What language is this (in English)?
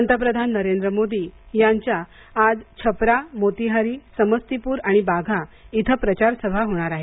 Marathi